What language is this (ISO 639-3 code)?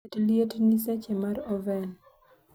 luo